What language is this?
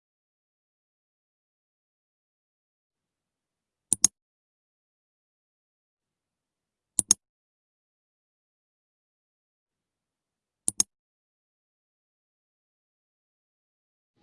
Indonesian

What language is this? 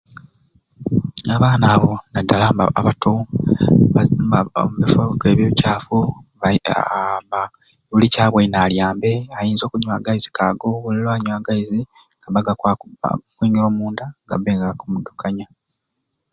Ruuli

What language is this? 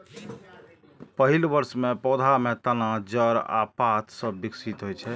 Maithili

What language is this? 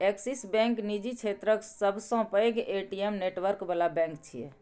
Maithili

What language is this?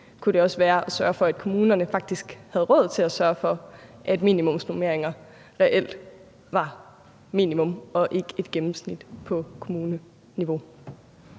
Danish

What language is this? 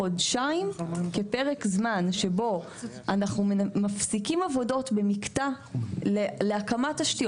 Hebrew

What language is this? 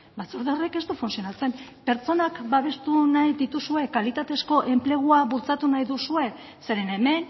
Basque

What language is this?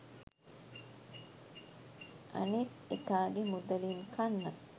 Sinhala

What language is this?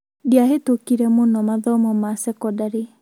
Kikuyu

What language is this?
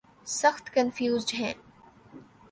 Urdu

